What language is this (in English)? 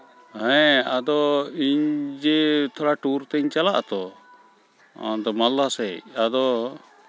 Santali